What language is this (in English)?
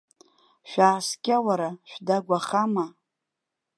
Abkhazian